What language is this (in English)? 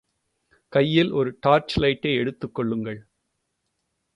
Tamil